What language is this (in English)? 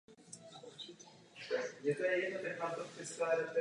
Czech